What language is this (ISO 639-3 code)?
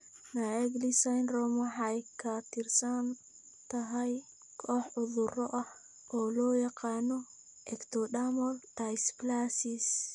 som